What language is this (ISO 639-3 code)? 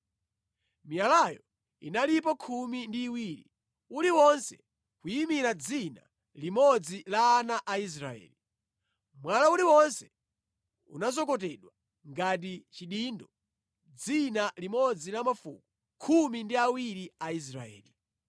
nya